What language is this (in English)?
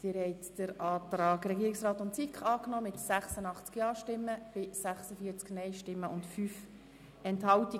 Swiss German